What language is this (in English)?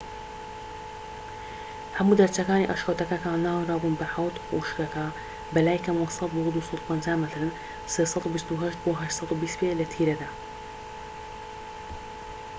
Central Kurdish